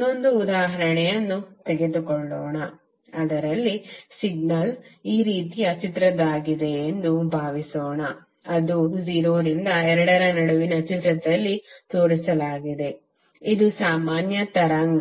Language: Kannada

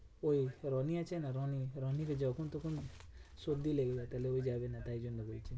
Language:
Bangla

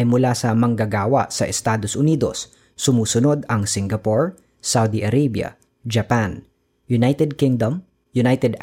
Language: Filipino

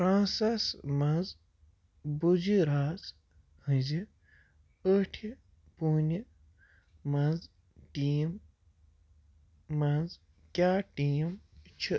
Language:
Kashmiri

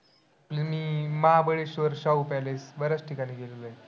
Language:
Marathi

